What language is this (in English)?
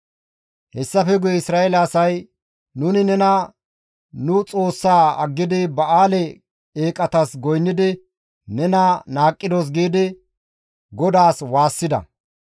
Gamo